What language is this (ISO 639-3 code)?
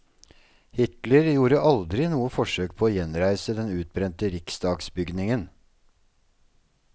nor